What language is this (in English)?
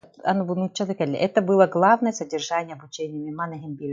Yakut